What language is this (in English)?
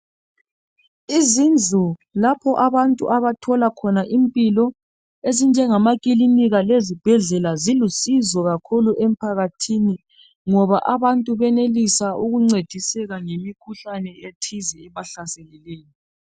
North Ndebele